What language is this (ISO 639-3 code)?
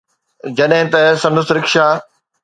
snd